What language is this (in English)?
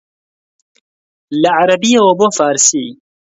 Central Kurdish